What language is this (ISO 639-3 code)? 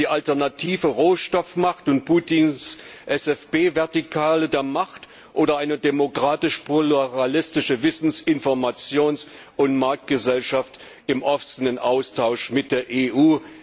deu